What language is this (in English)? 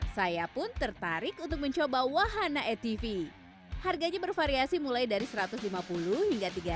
Indonesian